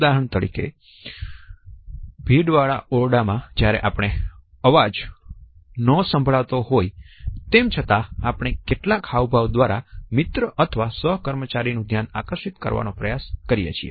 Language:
Gujarati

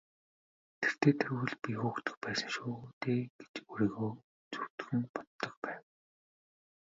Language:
Mongolian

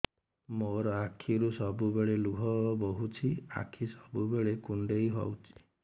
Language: Odia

